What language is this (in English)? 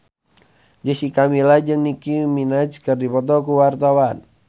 Sundanese